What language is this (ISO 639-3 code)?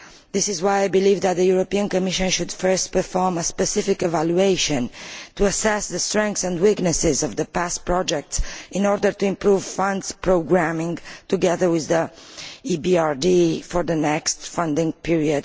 eng